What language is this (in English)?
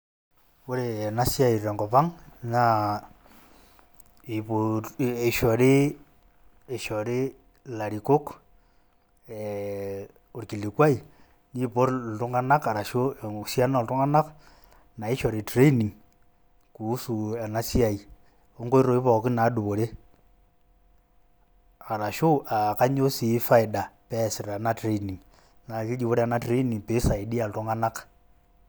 Masai